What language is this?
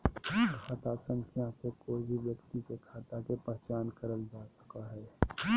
Magahi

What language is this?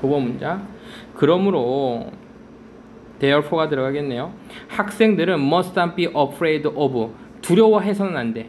Korean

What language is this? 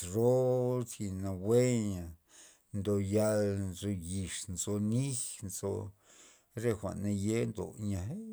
Loxicha Zapotec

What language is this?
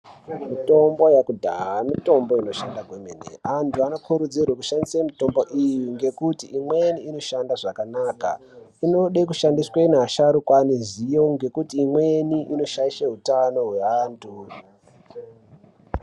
Ndau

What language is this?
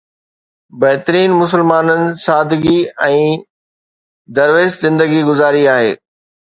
Sindhi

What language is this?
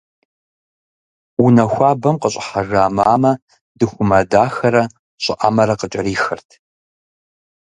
Kabardian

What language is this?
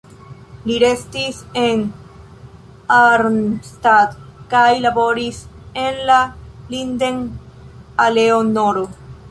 Esperanto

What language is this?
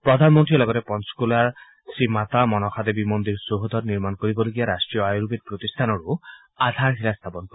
Assamese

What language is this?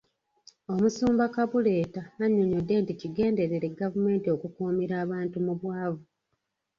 Ganda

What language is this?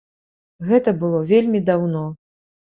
Belarusian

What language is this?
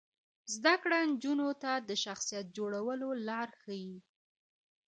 Pashto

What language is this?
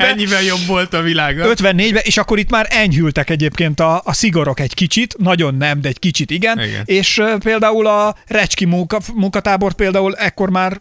Hungarian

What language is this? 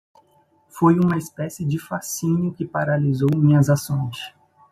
Portuguese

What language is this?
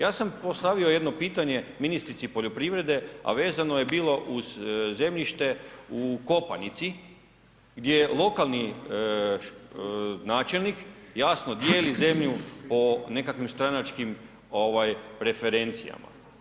Croatian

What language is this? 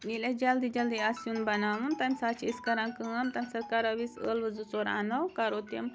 Kashmiri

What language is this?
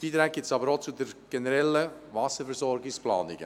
Swiss German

